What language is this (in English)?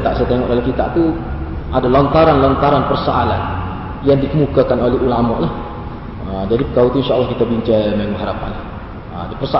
Malay